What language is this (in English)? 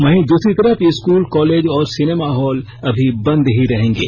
Hindi